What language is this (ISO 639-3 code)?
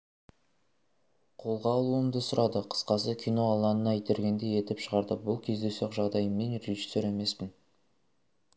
kaz